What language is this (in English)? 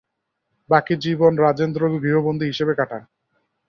Bangla